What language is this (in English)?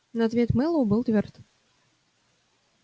Russian